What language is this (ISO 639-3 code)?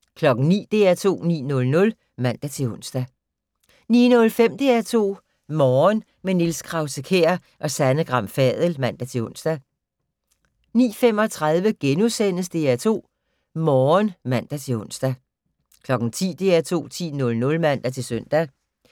dan